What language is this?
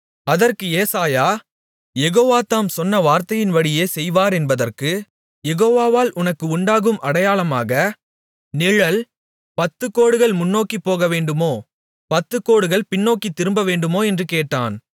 Tamil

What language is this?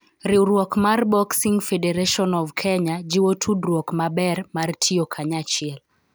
Luo (Kenya and Tanzania)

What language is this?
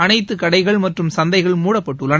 Tamil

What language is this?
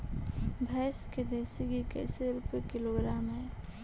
Magahi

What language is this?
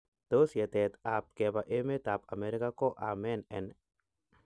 Kalenjin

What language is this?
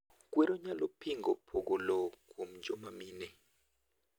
Luo (Kenya and Tanzania)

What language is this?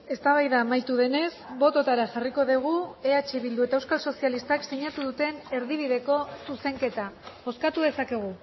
Basque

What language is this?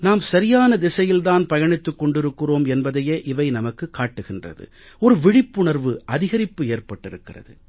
Tamil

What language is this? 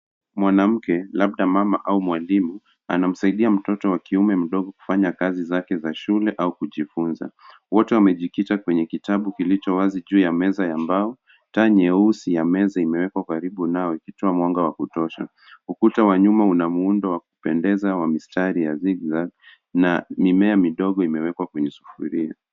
Swahili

